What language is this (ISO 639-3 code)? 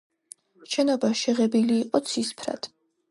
kat